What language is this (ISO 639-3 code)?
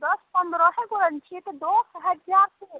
mai